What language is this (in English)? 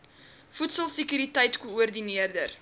Afrikaans